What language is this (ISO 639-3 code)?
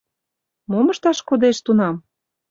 chm